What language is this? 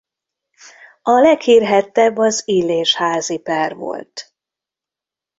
Hungarian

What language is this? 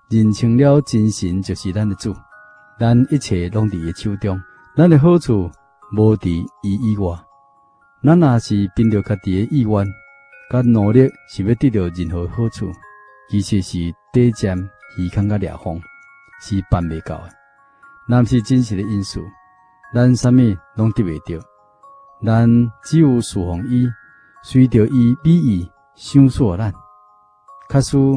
Chinese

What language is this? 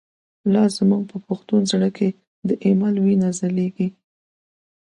Pashto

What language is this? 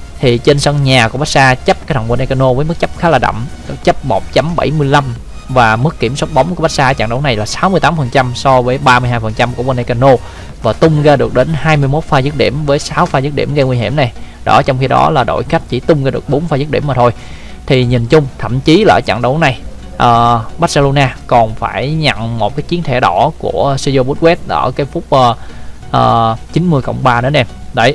Vietnamese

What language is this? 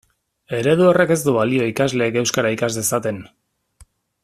Basque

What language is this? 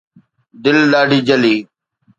Sindhi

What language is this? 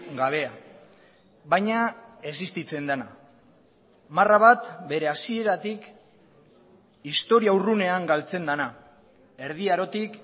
Basque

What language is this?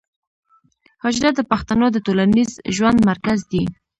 Pashto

